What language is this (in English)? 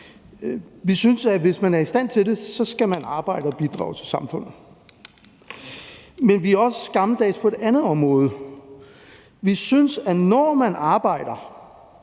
Danish